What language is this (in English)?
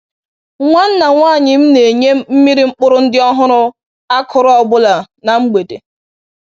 Igbo